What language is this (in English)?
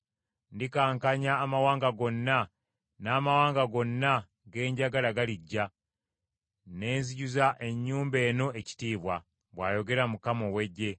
Ganda